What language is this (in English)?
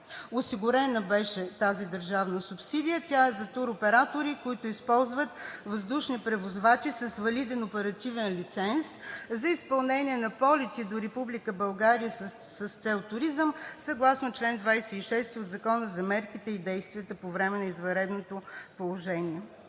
Bulgarian